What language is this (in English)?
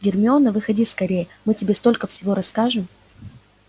Russian